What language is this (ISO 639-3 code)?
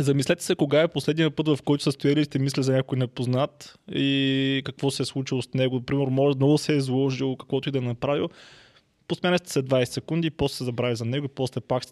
bul